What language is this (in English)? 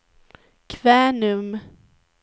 Swedish